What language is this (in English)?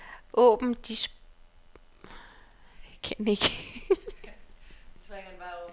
Danish